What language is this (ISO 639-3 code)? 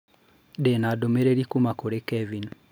kik